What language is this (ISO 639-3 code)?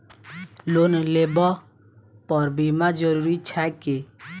mai